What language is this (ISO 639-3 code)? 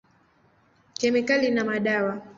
swa